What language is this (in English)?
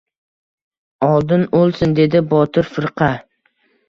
Uzbek